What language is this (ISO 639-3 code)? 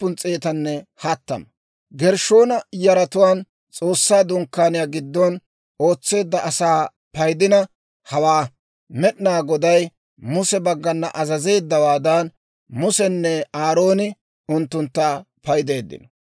dwr